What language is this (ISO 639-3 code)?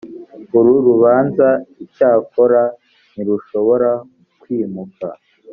kin